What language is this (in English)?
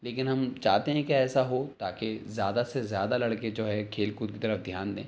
Urdu